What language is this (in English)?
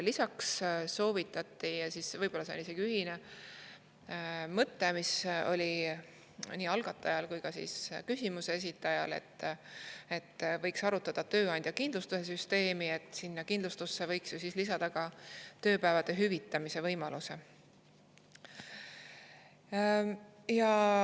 Estonian